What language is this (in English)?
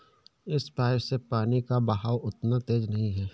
Hindi